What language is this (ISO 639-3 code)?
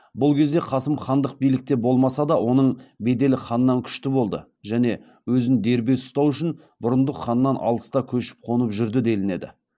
kaz